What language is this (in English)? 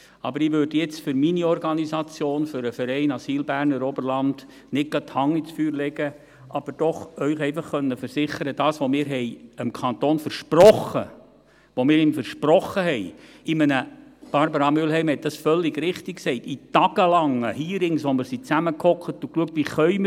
Swiss German